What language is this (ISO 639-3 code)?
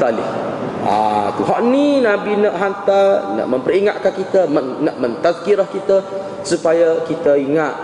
msa